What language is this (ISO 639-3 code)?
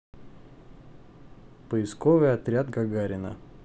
rus